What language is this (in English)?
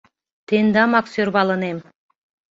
Mari